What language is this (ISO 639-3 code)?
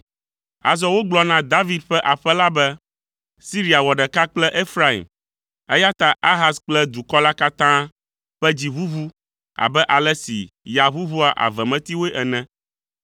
ewe